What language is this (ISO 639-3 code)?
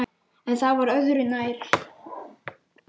isl